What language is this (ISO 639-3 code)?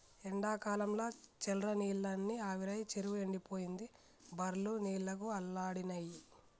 tel